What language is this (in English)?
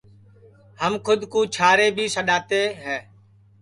Sansi